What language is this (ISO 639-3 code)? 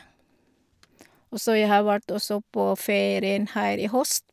nor